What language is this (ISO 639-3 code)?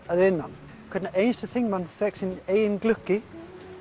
isl